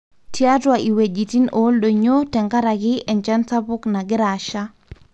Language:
Masai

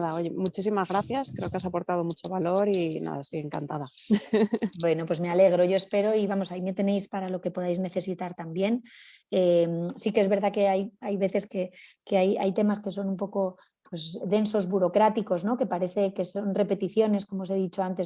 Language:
Spanish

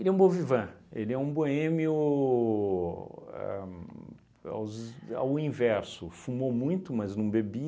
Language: Portuguese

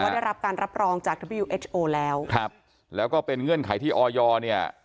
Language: Thai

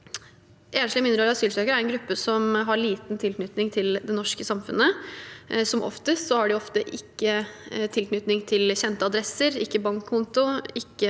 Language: Norwegian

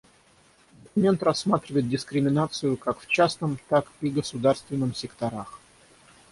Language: Russian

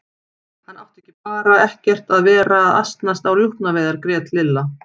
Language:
Icelandic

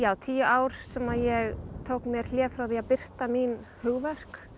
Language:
Icelandic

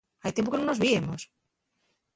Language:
Asturian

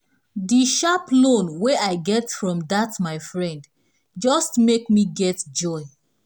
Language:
Nigerian Pidgin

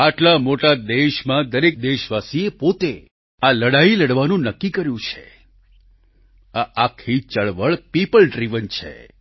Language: Gujarati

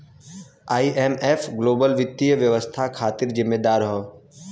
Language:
Bhojpuri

